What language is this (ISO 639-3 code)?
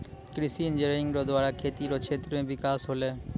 mai